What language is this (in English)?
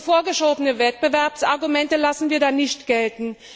German